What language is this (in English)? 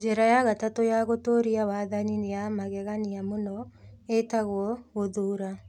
Kikuyu